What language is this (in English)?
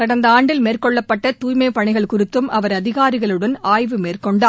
Tamil